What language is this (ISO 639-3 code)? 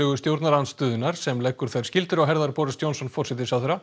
isl